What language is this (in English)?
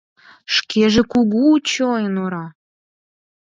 Mari